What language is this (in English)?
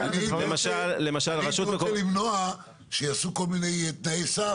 Hebrew